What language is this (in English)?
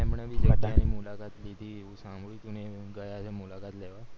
Gujarati